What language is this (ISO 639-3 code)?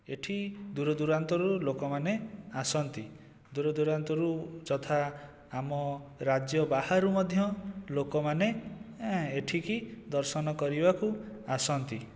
ori